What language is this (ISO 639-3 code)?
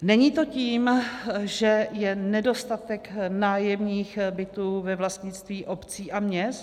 ces